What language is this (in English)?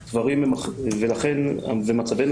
Hebrew